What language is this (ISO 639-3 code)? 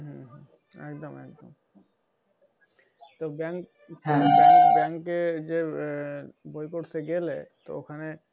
ben